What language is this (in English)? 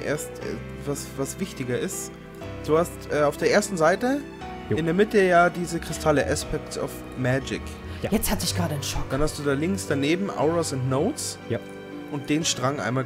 German